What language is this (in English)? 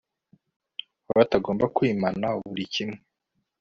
Kinyarwanda